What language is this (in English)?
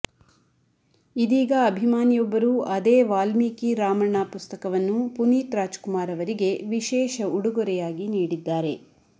Kannada